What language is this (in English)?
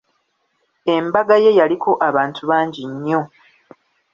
Ganda